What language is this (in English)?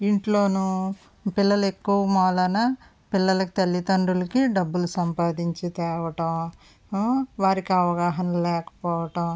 Telugu